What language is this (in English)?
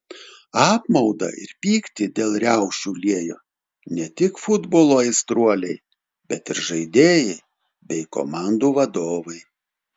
Lithuanian